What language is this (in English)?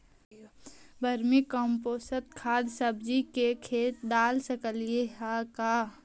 Magahi